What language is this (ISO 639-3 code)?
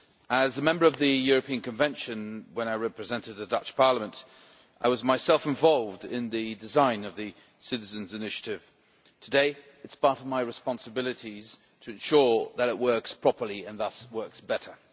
eng